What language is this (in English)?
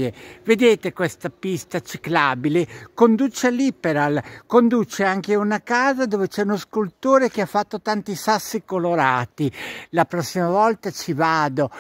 Italian